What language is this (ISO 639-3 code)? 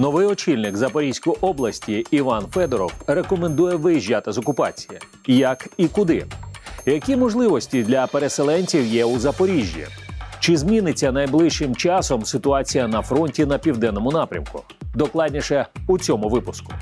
ukr